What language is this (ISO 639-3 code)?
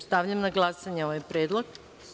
srp